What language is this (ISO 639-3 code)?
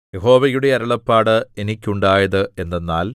mal